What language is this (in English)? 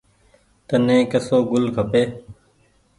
Goaria